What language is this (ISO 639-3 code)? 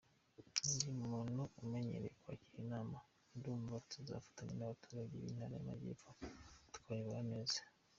kin